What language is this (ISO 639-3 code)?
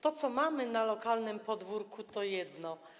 pol